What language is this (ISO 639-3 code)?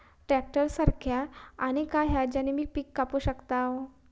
mar